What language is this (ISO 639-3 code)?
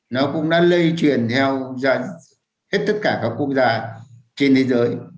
vie